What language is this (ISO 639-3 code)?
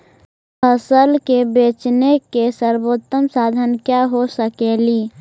mag